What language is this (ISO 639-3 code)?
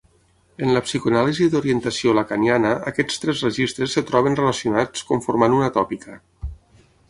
cat